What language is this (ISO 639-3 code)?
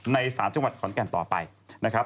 tha